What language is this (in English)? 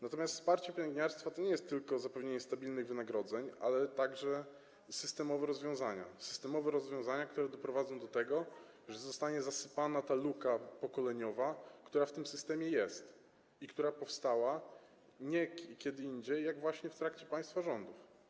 Polish